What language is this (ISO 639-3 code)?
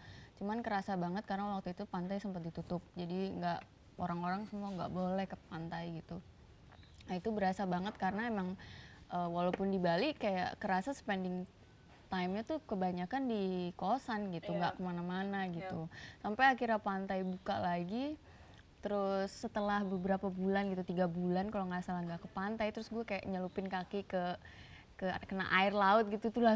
ind